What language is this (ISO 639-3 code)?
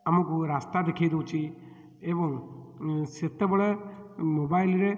ori